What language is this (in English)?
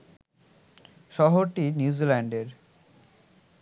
Bangla